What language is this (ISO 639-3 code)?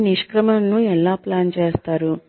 tel